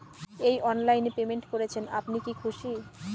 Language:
Bangla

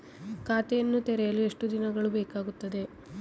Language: Kannada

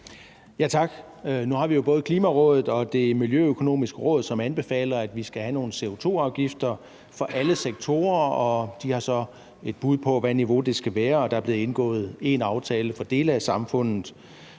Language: Danish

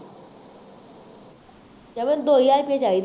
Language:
Punjabi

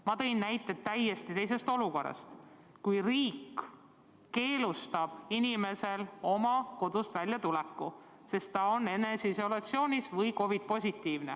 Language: Estonian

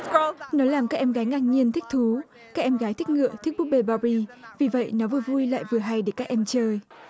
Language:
Vietnamese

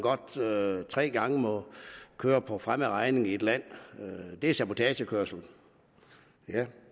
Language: Danish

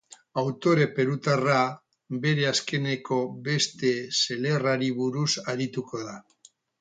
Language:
Basque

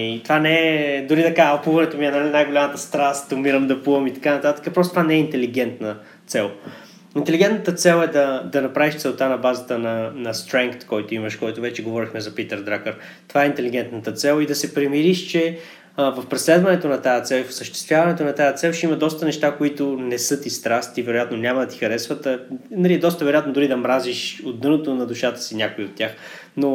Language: Bulgarian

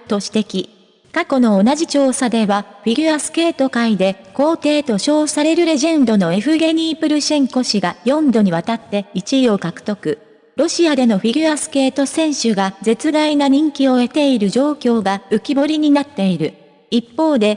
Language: Japanese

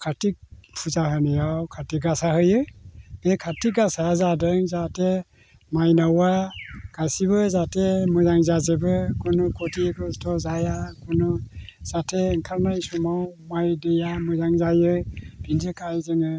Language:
Bodo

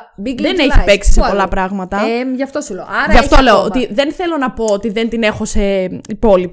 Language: Greek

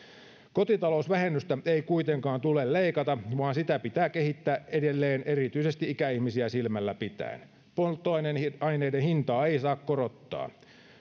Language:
Finnish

